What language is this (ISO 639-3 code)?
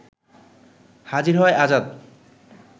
ben